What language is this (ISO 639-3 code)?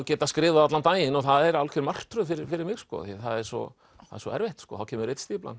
isl